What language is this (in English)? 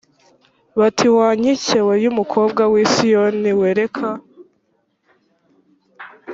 Kinyarwanda